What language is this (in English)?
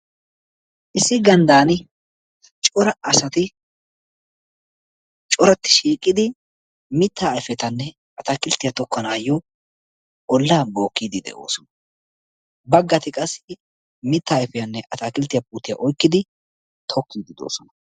Wolaytta